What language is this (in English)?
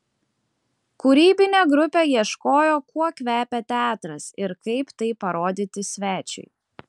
Lithuanian